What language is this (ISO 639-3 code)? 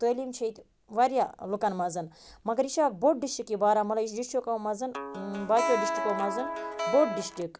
kas